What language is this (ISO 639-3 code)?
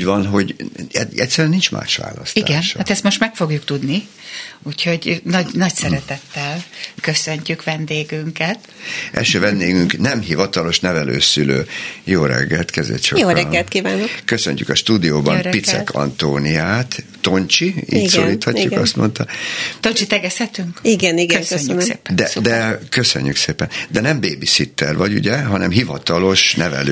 hun